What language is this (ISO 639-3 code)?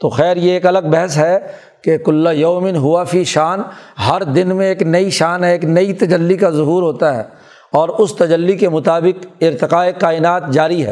urd